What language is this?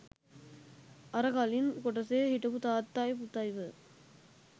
Sinhala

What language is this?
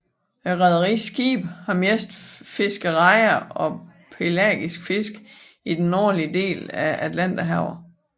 Danish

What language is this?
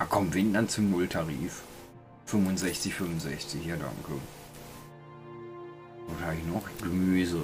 German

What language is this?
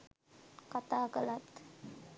Sinhala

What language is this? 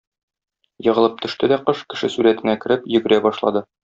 Tatar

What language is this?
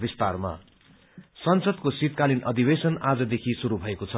Nepali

